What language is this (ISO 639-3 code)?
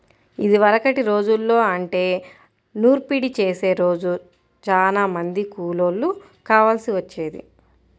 tel